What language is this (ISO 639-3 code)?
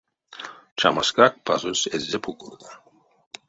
myv